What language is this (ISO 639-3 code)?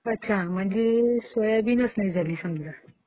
mar